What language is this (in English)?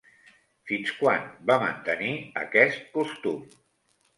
Catalan